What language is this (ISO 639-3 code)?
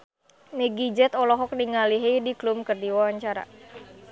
sun